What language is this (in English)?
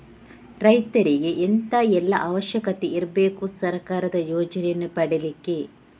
Kannada